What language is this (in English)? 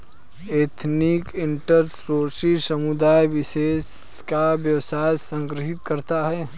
Hindi